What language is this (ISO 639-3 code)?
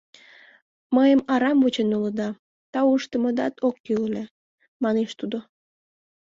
chm